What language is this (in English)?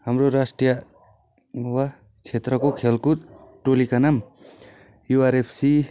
Nepali